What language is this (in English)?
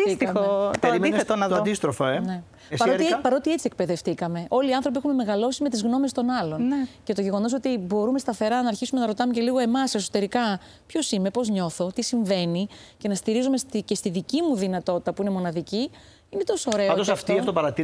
Greek